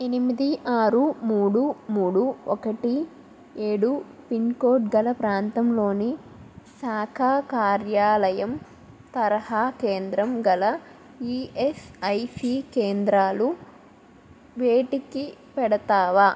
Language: Telugu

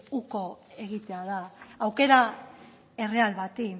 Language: Basque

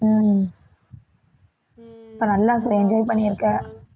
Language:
Tamil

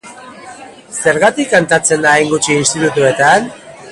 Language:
Basque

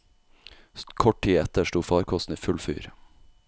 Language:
Norwegian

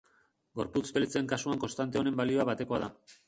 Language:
Basque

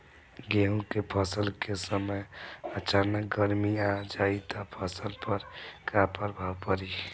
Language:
Bhojpuri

